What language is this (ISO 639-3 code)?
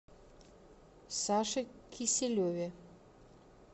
rus